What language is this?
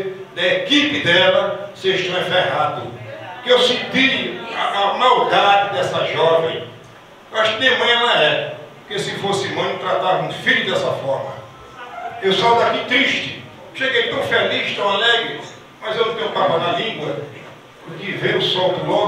Portuguese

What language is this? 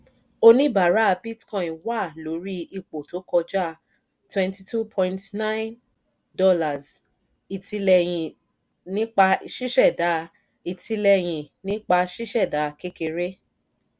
Yoruba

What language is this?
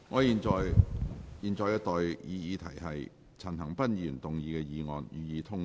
Cantonese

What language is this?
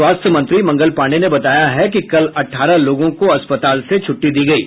Hindi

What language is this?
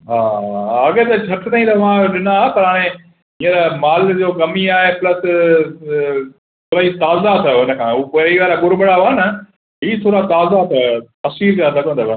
Sindhi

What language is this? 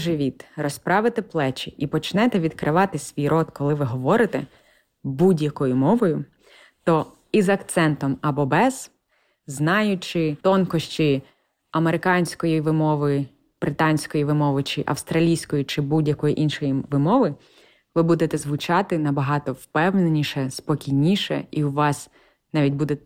Ukrainian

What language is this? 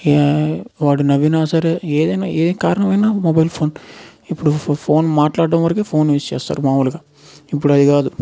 Telugu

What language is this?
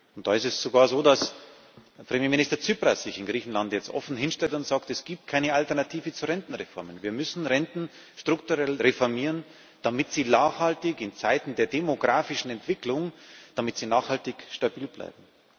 German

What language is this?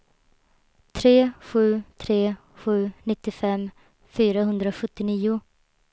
Swedish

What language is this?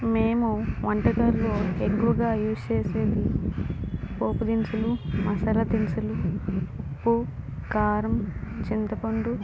Telugu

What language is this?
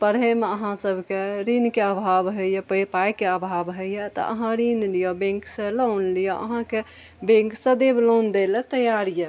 Maithili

